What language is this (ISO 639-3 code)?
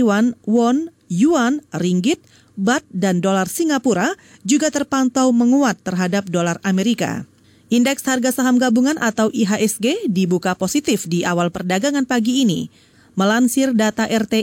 ind